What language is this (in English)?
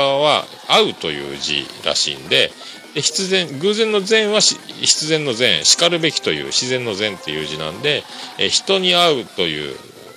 Japanese